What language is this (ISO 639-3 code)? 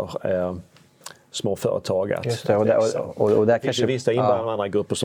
swe